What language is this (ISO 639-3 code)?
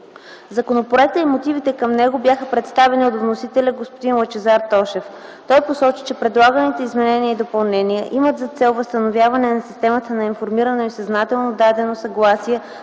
bul